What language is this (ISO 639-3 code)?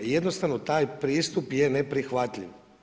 hrv